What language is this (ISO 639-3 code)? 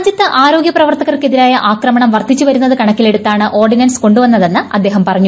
mal